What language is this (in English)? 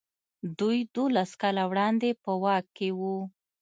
Pashto